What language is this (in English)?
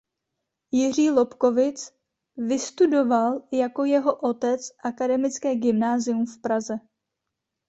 Czech